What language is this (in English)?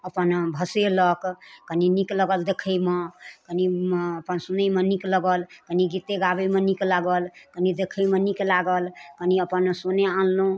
Maithili